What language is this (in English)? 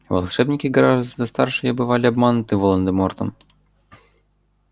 Russian